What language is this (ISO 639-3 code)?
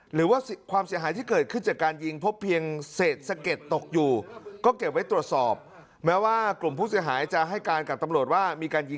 tha